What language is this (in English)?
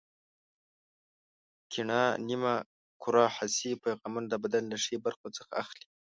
Pashto